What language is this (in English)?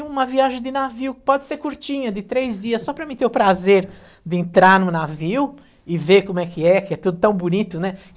Portuguese